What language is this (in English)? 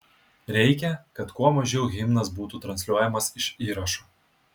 Lithuanian